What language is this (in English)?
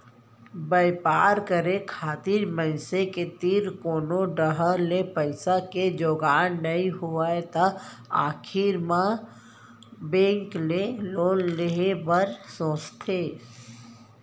Chhattisgarhi